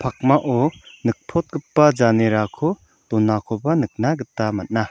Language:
Garo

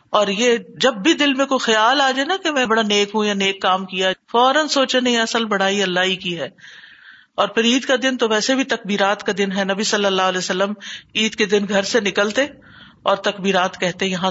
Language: Urdu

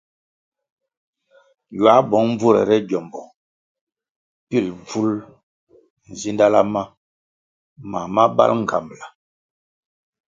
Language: Kwasio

